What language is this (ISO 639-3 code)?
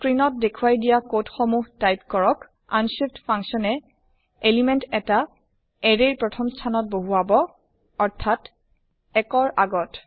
asm